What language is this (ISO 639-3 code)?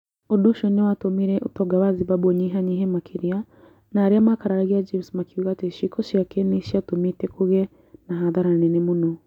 kik